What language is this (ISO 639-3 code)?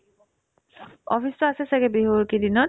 asm